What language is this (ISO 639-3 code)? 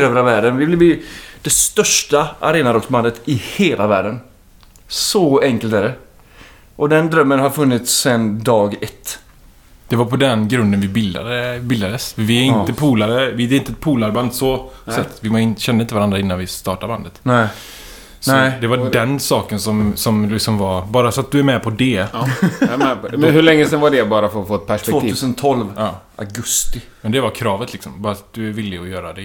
swe